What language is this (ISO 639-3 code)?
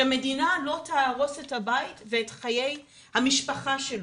heb